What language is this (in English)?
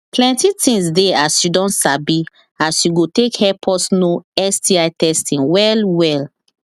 Nigerian Pidgin